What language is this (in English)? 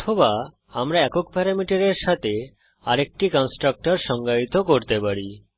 Bangla